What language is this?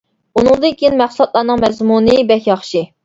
Uyghur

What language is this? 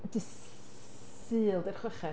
Welsh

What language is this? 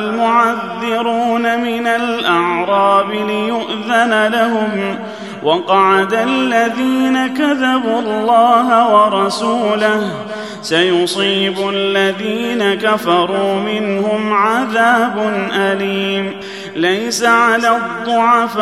Arabic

